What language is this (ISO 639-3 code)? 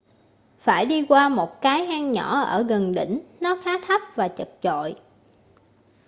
vie